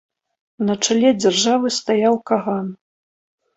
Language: Belarusian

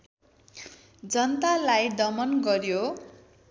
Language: Nepali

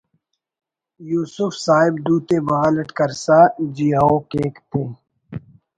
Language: Brahui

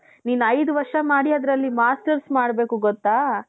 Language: Kannada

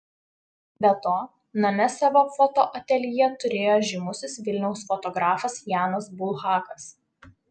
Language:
Lithuanian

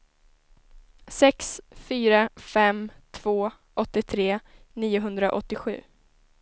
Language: Swedish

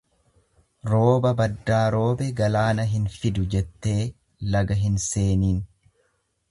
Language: Oromo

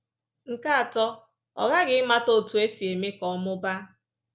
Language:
Igbo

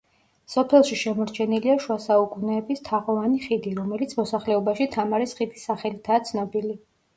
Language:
Georgian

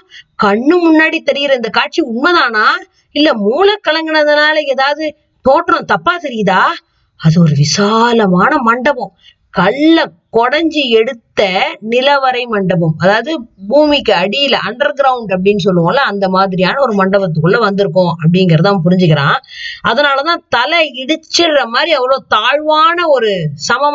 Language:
Tamil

